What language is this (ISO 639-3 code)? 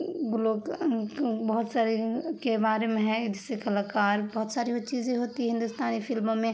urd